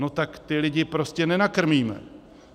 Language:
Czech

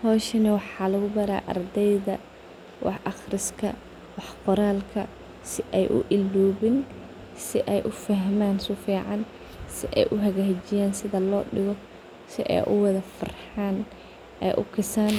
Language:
Somali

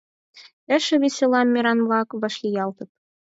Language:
Mari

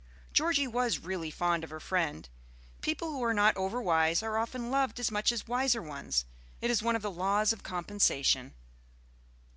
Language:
English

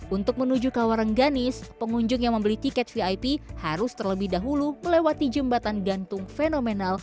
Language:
Indonesian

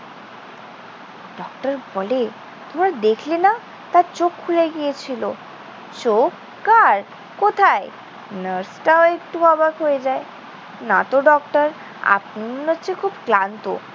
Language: Bangla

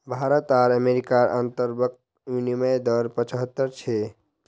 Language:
Magahi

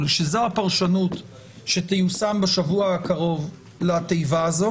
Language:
Hebrew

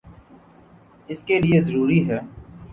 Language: Urdu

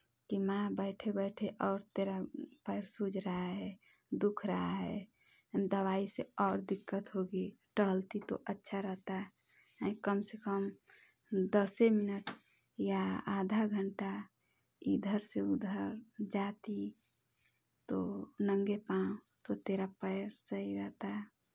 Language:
Hindi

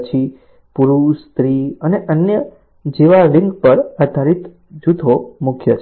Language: Gujarati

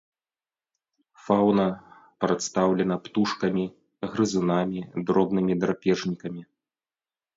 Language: Belarusian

